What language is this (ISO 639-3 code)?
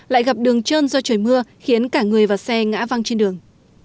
vie